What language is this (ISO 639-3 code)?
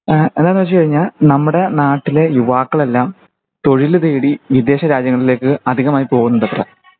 mal